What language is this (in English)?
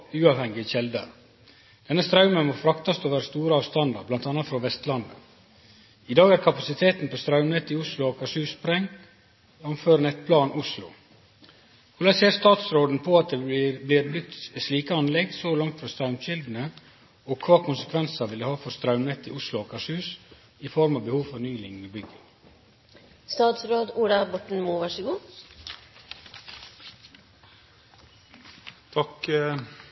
Norwegian Nynorsk